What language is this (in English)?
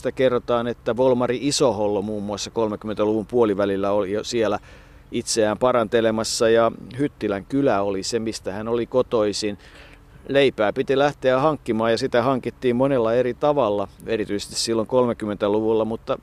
Finnish